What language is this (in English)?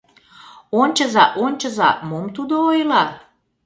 Mari